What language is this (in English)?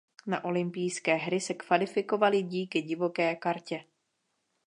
Czech